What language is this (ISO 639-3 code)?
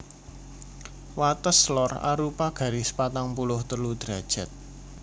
jav